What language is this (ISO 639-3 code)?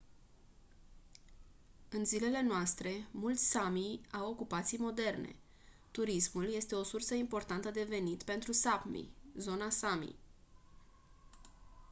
ron